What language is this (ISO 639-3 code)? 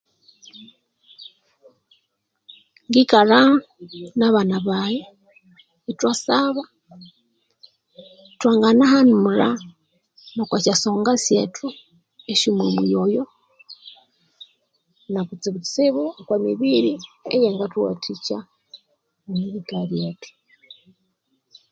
koo